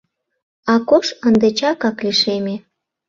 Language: Mari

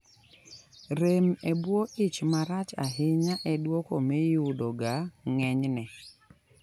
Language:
Luo (Kenya and Tanzania)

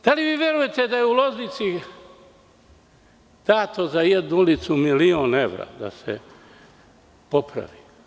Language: Serbian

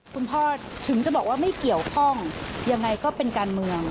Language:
Thai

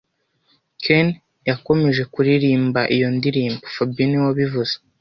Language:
Kinyarwanda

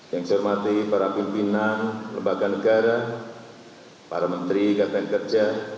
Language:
Indonesian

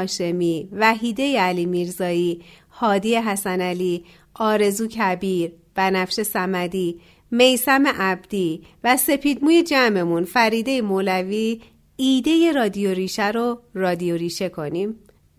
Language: Persian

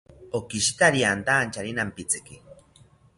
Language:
South Ucayali Ashéninka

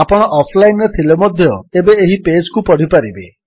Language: Odia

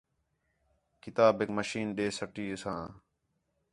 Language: Khetrani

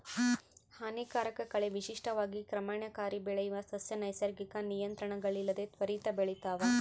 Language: Kannada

